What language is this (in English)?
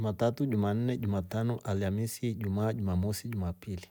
Rombo